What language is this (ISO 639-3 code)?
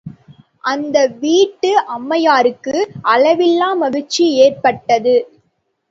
tam